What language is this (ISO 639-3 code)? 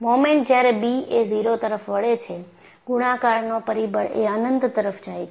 guj